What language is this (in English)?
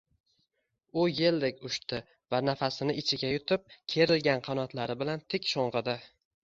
Uzbek